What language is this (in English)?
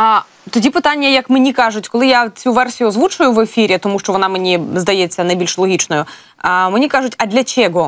Ukrainian